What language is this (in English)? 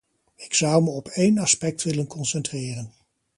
Dutch